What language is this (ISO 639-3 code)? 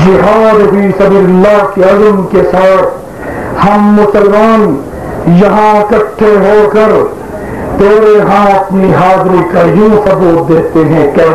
ara